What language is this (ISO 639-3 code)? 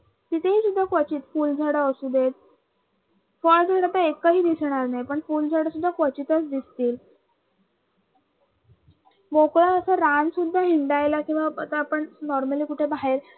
mar